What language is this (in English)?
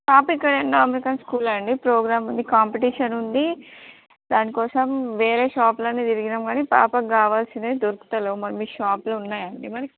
Telugu